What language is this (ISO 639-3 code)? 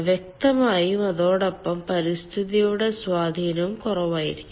mal